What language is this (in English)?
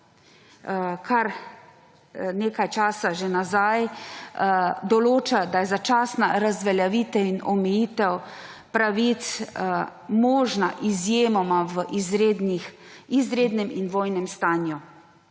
Slovenian